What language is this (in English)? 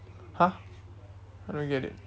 English